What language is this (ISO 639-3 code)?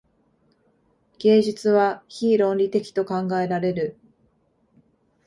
jpn